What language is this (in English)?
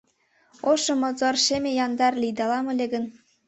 Mari